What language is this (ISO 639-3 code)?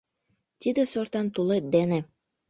chm